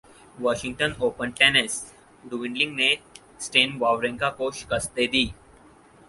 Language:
Urdu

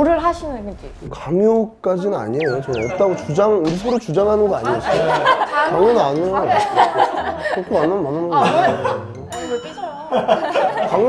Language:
Korean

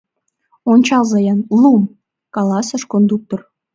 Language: Mari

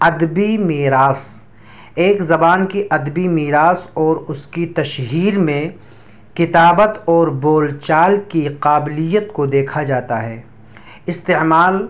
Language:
Urdu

